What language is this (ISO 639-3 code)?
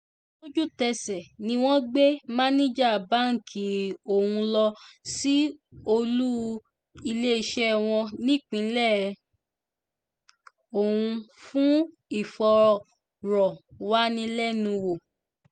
yor